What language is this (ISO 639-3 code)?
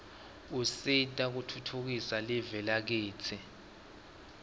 ssw